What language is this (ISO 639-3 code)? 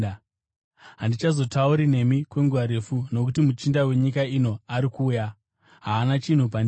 sna